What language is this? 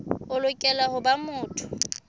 Southern Sotho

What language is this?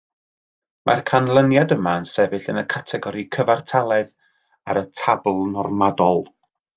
Welsh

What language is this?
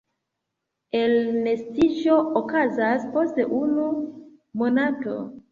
Esperanto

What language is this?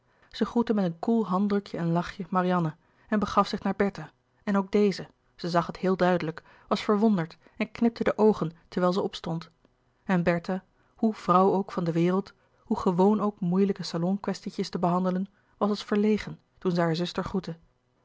Dutch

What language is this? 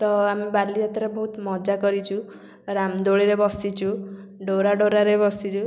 Odia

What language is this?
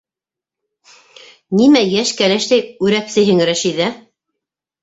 Bashkir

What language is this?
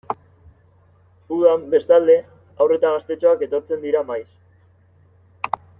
Basque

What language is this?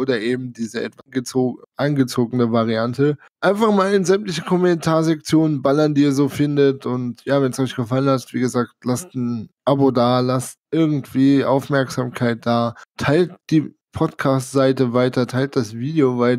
German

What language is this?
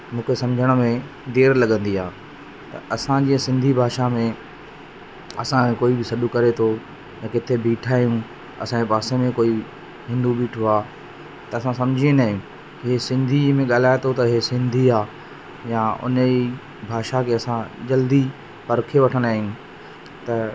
Sindhi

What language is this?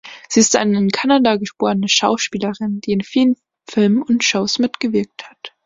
German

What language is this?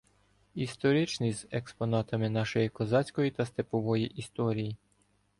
Ukrainian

